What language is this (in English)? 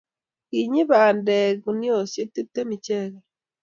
Kalenjin